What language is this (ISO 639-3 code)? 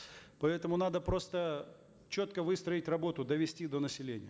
kaz